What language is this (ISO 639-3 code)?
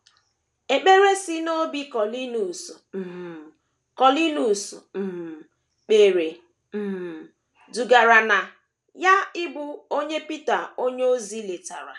ibo